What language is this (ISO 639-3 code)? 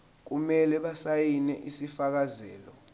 zul